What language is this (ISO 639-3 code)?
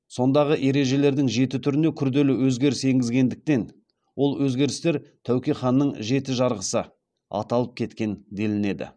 kaz